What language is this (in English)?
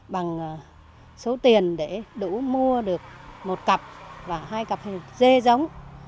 Vietnamese